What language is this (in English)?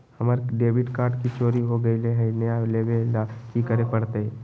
Magahi